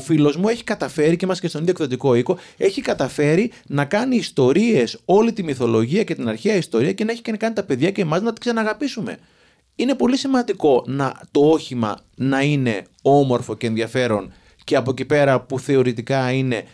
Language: Greek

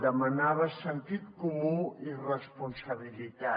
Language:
Catalan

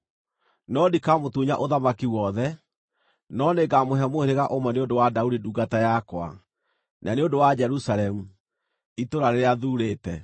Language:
Kikuyu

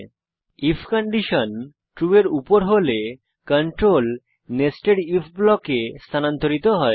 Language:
Bangla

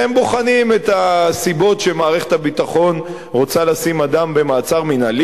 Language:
Hebrew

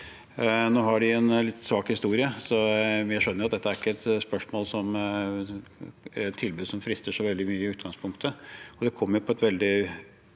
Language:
Norwegian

